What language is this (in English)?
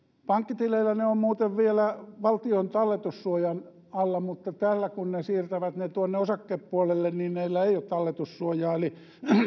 Finnish